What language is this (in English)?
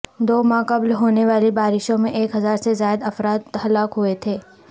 Urdu